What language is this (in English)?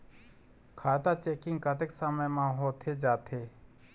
Chhattisgarhi